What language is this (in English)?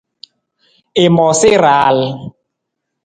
Nawdm